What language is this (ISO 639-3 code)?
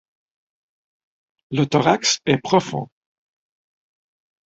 fra